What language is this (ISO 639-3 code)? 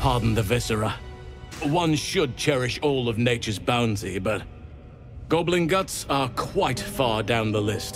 pol